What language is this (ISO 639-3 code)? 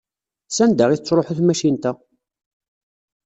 kab